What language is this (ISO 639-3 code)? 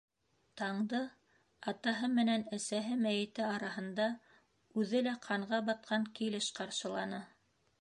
bak